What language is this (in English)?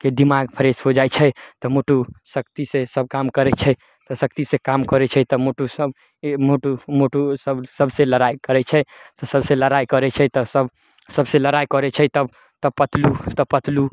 Maithili